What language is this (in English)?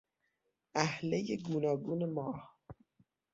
Persian